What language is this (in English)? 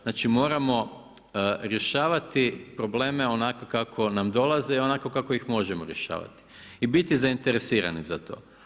Croatian